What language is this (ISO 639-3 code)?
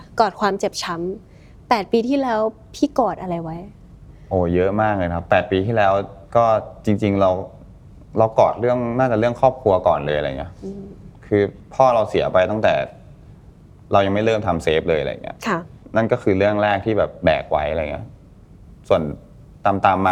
tha